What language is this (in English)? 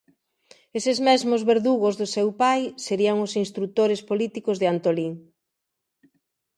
Galician